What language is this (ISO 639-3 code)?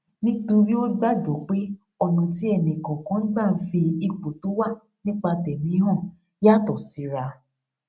yor